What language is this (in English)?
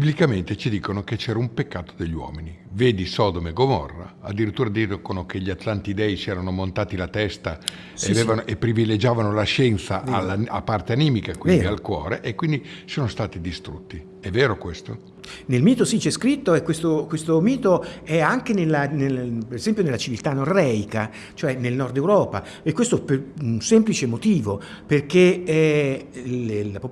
Italian